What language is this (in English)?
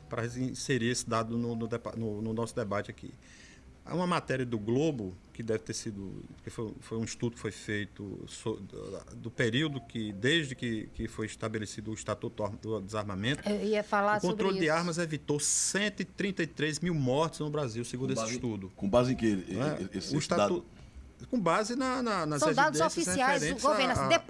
Portuguese